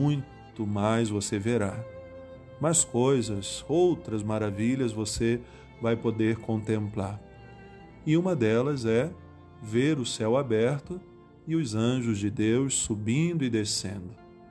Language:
Portuguese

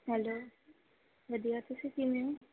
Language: Punjabi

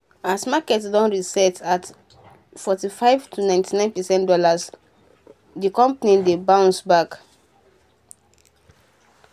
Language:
Nigerian Pidgin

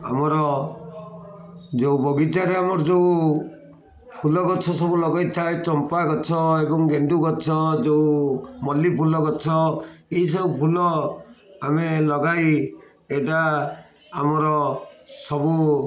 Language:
Odia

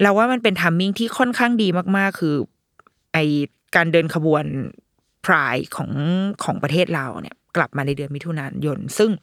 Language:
Thai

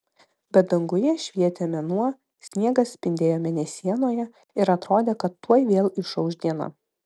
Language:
Lithuanian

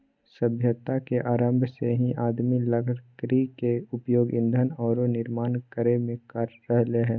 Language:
Magahi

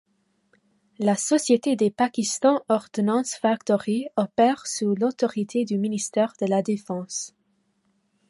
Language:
French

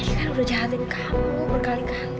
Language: Indonesian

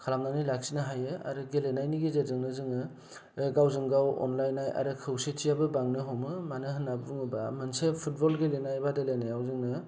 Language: Bodo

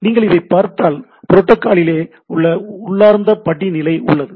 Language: Tamil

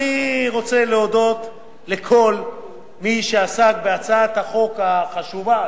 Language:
Hebrew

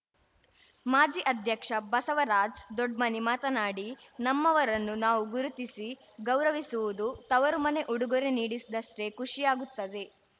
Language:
Kannada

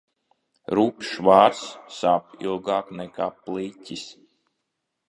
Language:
Latvian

